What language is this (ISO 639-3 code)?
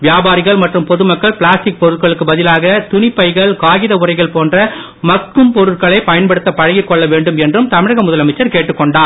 tam